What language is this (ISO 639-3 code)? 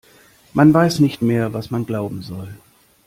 deu